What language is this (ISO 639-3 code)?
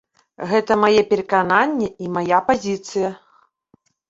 bel